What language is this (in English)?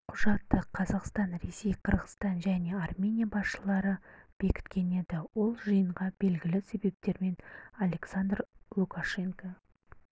Kazakh